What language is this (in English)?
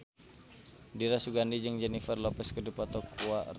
Sundanese